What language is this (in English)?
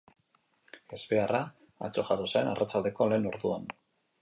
Basque